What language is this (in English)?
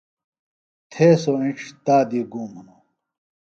Phalura